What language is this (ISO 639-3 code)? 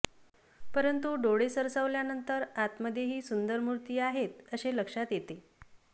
mar